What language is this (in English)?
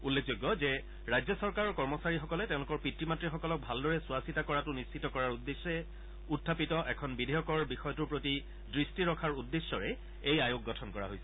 Assamese